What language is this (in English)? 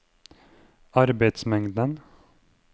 Norwegian